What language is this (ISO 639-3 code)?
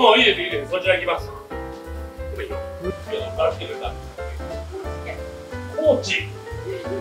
jpn